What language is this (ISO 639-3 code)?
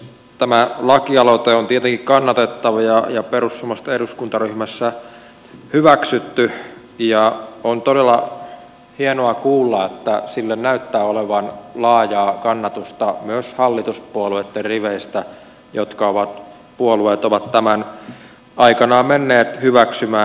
fin